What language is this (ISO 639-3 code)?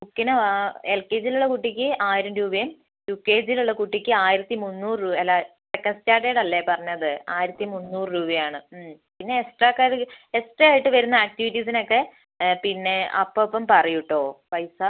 mal